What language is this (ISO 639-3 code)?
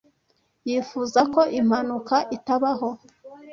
kin